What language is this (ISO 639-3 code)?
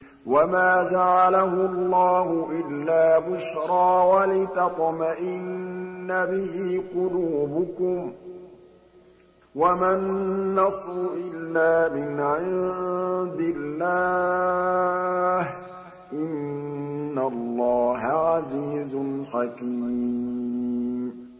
ara